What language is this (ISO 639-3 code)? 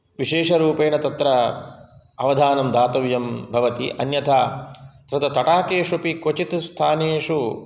san